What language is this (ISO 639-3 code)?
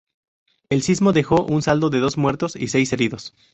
spa